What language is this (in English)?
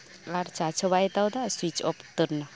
Santali